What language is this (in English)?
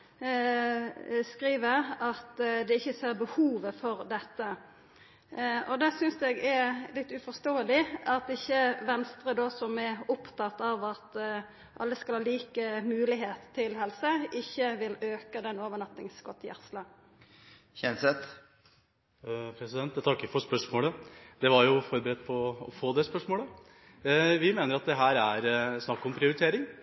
Norwegian